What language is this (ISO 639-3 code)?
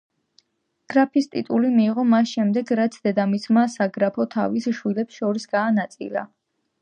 kat